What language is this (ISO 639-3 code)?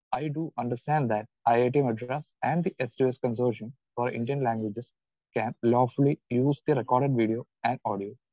mal